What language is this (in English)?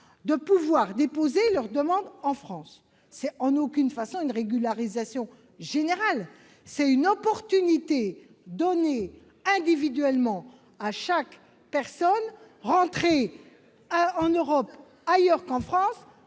French